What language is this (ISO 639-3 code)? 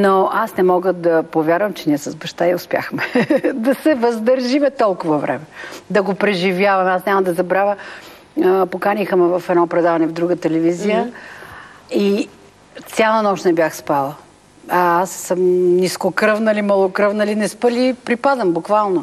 bul